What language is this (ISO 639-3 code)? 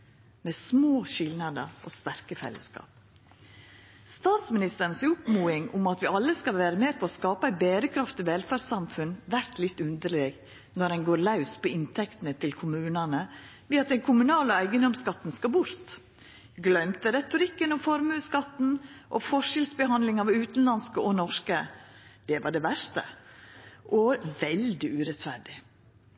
nno